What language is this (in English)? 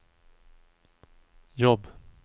Swedish